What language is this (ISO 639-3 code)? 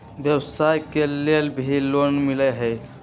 mag